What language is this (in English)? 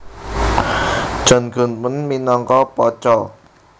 Javanese